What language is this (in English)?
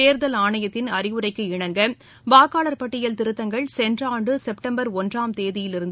Tamil